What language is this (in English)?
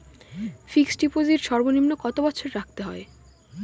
Bangla